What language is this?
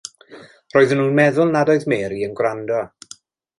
Welsh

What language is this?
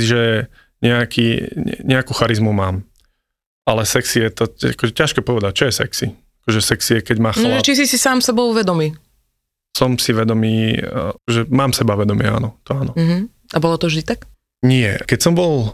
Slovak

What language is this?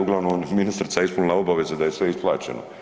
Croatian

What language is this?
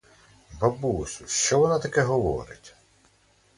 Ukrainian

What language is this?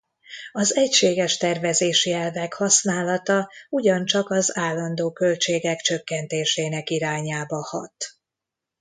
Hungarian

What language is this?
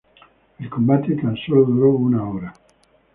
Spanish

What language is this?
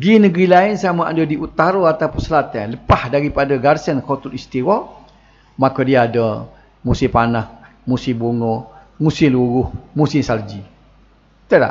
Malay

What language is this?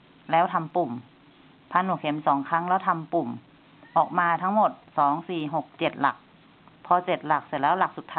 Thai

